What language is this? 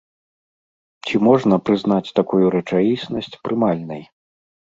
Belarusian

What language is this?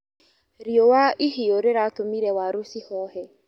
Kikuyu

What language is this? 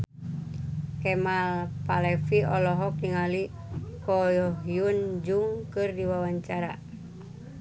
Sundanese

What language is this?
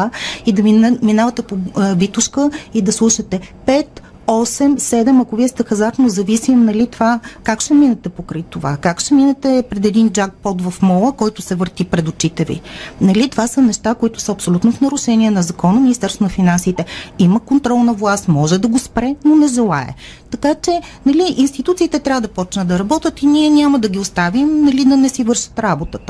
Bulgarian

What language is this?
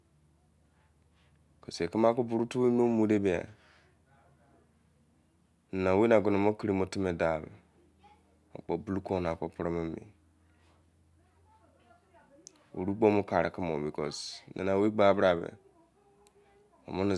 Izon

